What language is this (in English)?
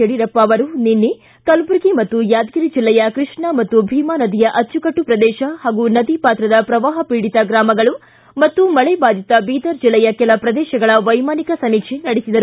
Kannada